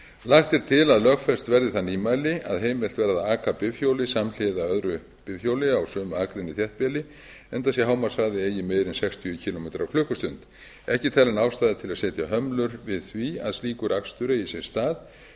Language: Icelandic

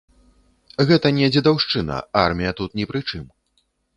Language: Belarusian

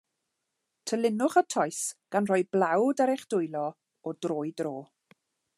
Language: Welsh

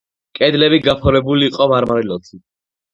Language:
Georgian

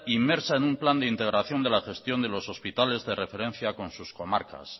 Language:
Spanish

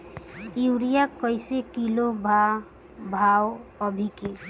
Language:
Bhojpuri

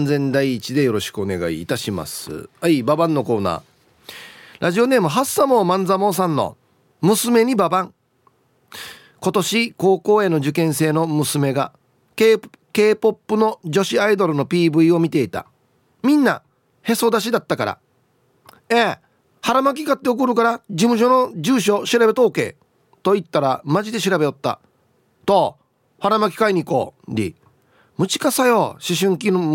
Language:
Japanese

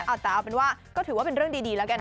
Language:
Thai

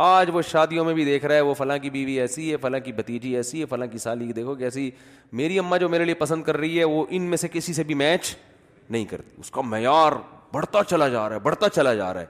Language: Urdu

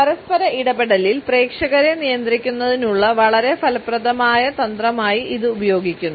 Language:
Malayalam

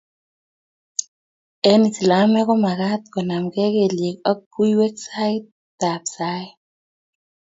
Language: Kalenjin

